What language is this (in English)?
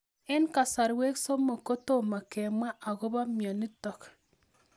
Kalenjin